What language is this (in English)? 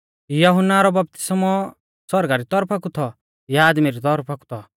Mahasu Pahari